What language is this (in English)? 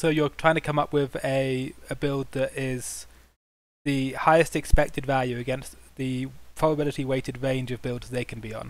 English